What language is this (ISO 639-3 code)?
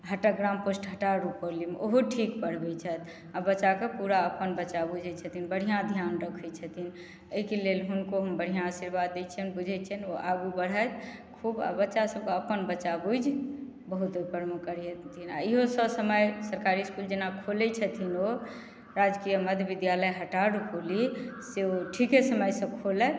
mai